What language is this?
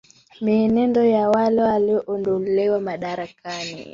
Swahili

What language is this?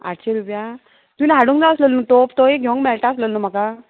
Konkani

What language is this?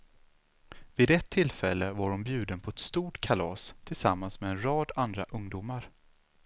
Swedish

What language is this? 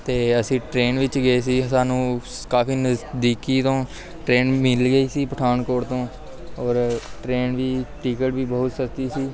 Punjabi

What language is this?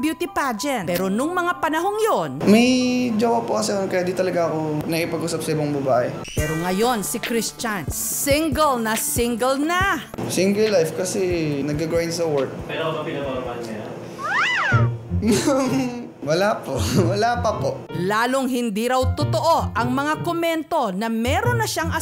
Filipino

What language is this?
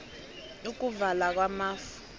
South Ndebele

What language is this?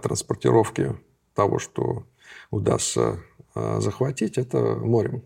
Russian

